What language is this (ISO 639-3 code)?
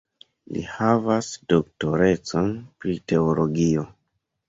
epo